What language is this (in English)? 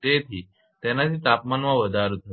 Gujarati